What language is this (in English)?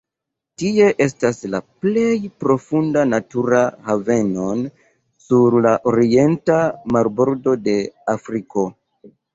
Esperanto